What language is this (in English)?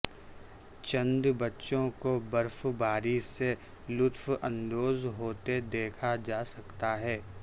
Urdu